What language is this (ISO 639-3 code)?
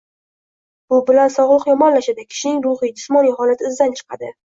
uzb